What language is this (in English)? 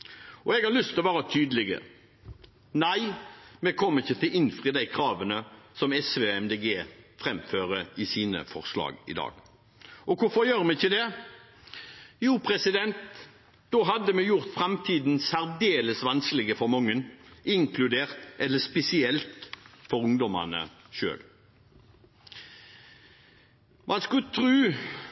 Norwegian Bokmål